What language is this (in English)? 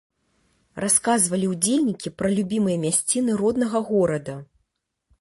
Belarusian